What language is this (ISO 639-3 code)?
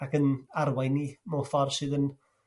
cym